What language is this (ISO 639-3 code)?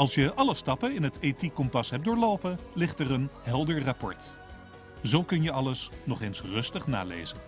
nld